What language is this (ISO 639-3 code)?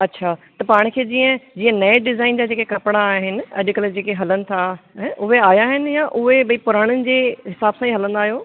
snd